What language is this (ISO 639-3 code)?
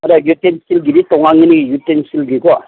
mni